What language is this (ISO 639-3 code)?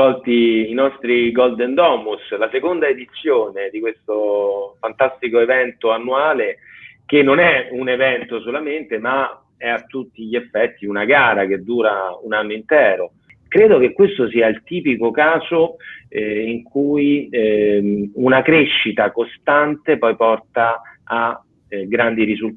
ita